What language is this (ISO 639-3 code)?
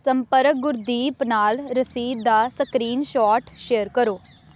pan